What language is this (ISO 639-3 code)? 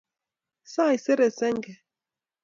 kln